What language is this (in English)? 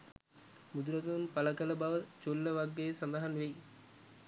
Sinhala